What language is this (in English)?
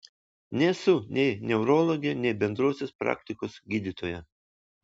Lithuanian